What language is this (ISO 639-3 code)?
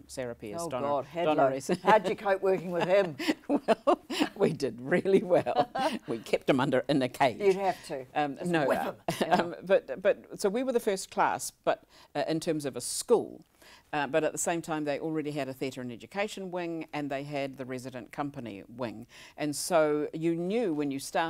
eng